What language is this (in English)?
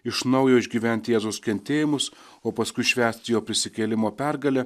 Lithuanian